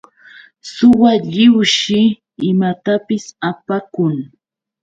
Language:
Yauyos Quechua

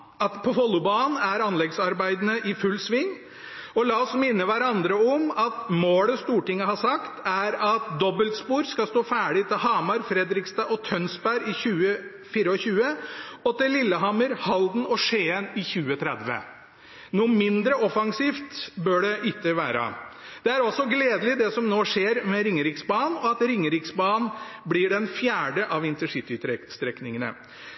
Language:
Norwegian Bokmål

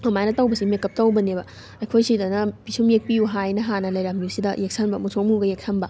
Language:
Manipuri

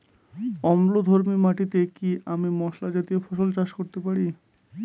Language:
Bangla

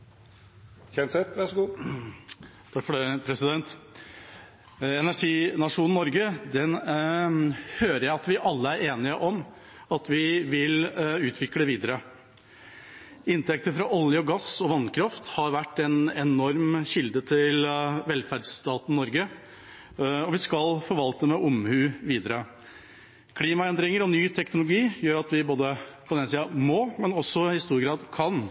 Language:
Norwegian Bokmål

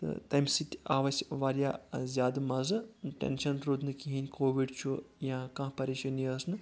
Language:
Kashmiri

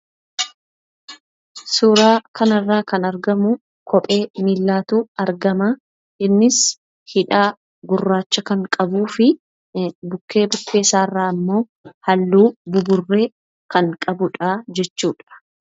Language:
Oromo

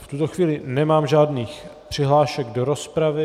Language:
Czech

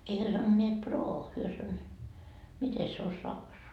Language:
Finnish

